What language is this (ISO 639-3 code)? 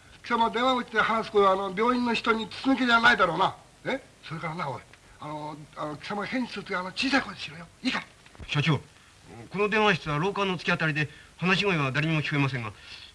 jpn